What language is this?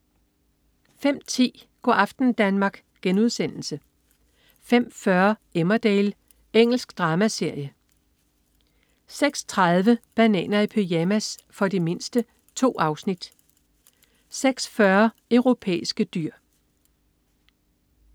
Danish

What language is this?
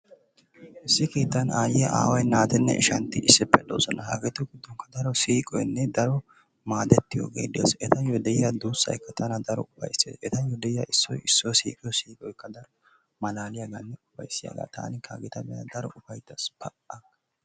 Wolaytta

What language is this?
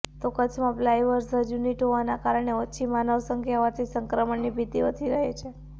Gujarati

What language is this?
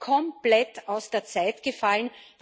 German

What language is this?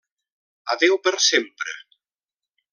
Catalan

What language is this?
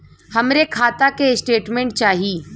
Bhojpuri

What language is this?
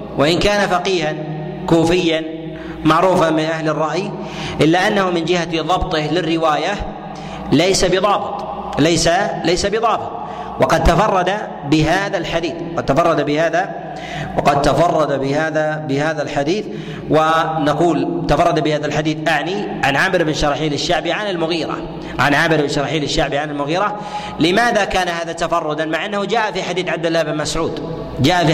Arabic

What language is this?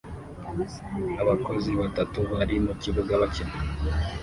Kinyarwanda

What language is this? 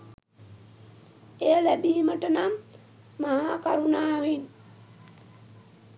Sinhala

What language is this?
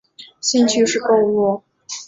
Chinese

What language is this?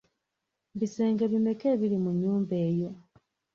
Ganda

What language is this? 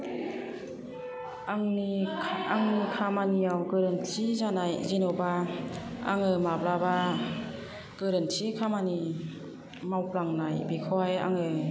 Bodo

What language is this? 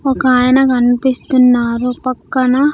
Telugu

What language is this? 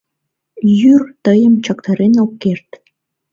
Mari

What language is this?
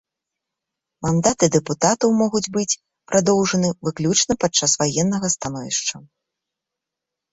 Belarusian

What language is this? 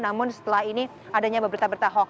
Indonesian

